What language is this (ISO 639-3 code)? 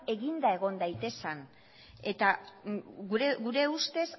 eus